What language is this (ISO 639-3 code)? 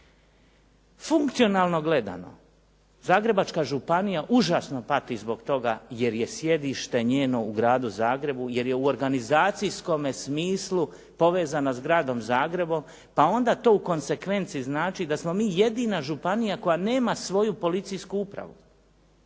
hrv